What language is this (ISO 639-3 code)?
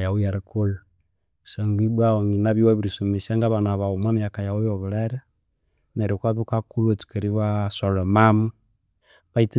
koo